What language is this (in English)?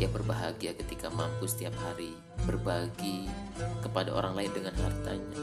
Indonesian